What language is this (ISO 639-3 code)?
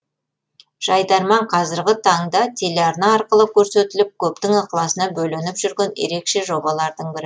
kaz